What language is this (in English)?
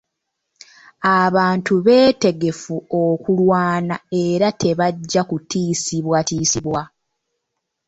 Ganda